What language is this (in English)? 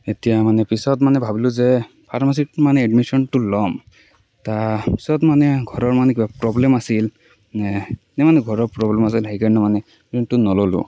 Assamese